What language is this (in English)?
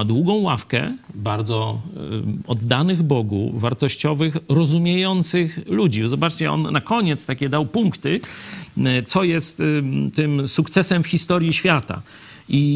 Polish